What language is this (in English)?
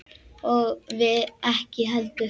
Icelandic